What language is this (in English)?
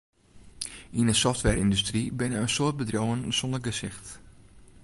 Western Frisian